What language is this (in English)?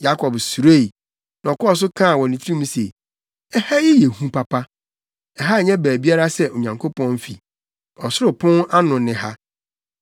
Akan